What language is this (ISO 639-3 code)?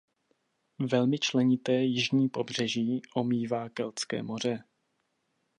ces